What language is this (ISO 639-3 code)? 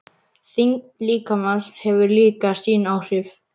isl